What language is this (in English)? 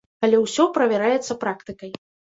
Belarusian